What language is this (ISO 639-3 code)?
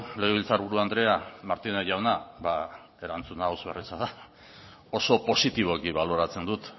eus